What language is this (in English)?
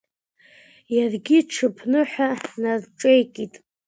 Abkhazian